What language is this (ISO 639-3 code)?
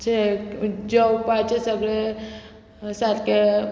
kok